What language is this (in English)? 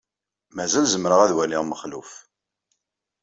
Kabyle